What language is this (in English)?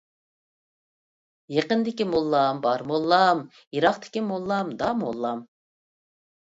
Uyghur